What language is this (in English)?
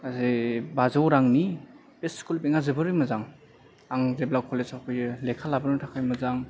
Bodo